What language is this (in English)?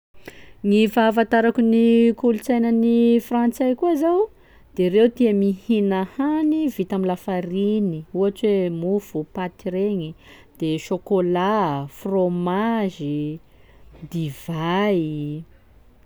Sakalava Malagasy